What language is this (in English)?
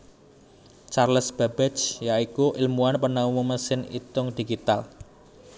Javanese